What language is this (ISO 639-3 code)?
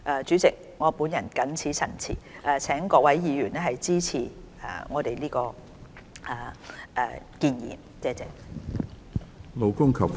yue